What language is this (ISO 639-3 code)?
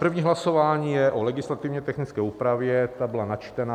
ces